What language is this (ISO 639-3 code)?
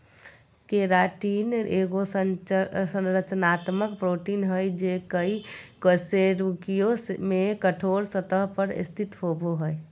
mag